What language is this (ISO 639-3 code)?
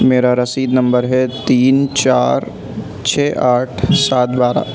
urd